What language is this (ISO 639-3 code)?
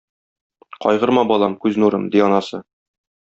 tat